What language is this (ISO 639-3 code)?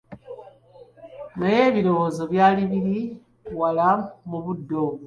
lug